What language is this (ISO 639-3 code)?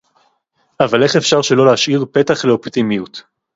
heb